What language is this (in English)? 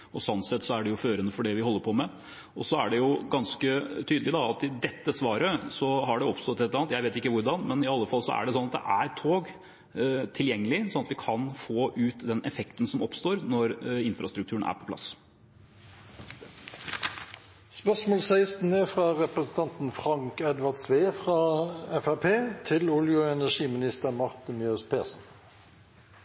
Norwegian